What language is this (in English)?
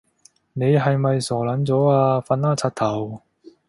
Cantonese